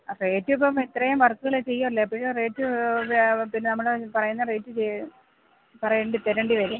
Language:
Malayalam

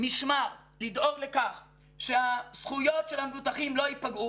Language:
Hebrew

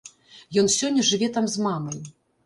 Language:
Belarusian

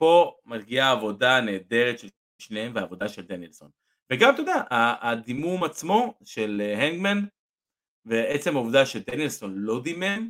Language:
Hebrew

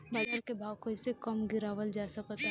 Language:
Bhojpuri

